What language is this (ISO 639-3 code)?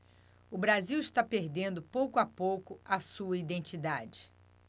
por